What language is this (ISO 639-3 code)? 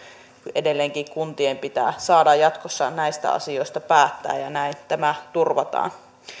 fin